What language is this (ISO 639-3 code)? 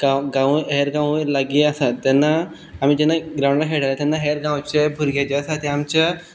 kok